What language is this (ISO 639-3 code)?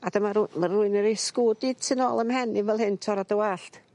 cym